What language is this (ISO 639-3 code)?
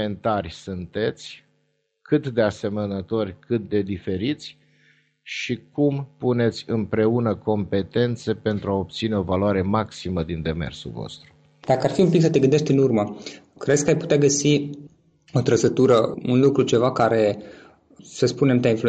ron